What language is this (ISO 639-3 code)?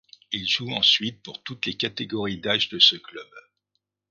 fra